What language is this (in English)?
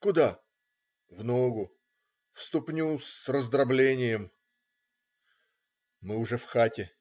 Russian